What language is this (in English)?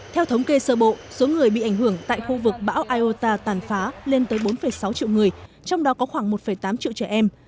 Vietnamese